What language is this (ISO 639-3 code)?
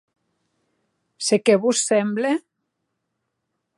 oci